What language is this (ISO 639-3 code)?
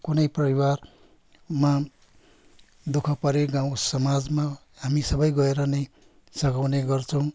nep